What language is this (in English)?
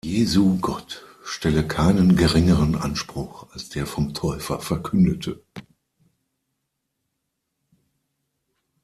German